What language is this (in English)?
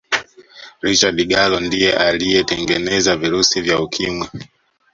Swahili